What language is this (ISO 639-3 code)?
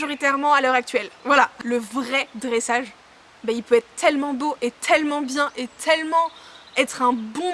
fra